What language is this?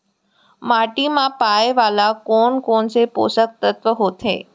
Chhattisgarhi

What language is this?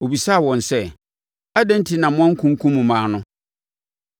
Akan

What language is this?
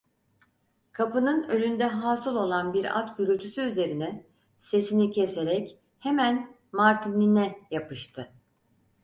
Turkish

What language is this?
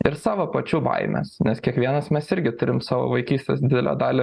Lithuanian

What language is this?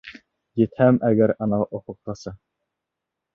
Bashkir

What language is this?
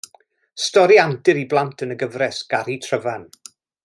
Welsh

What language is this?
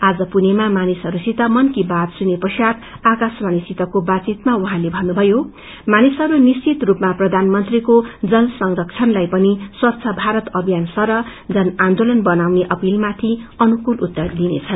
Nepali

